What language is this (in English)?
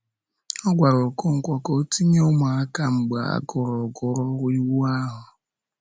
Igbo